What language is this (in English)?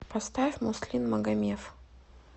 Russian